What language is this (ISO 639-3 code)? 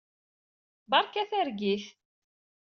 kab